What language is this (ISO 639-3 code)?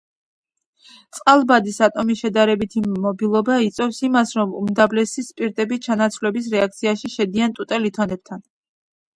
kat